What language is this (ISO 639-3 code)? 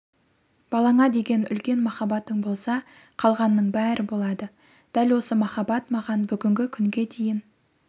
kaz